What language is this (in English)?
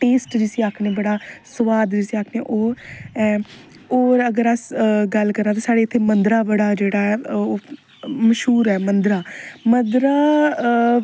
Dogri